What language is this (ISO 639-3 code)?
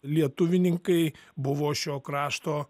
lit